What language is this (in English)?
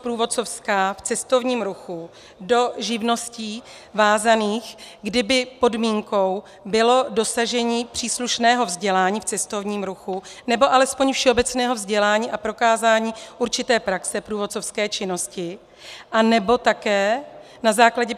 Czech